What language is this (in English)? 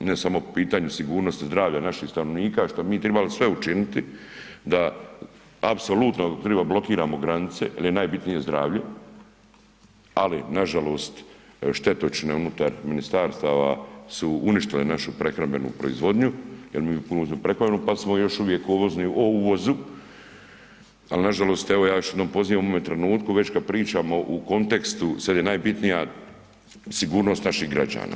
Croatian